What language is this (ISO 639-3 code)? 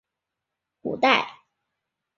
zho